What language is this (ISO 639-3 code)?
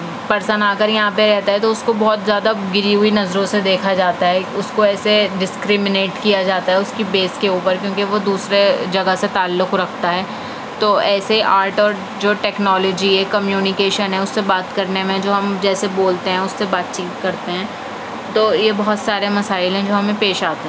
urd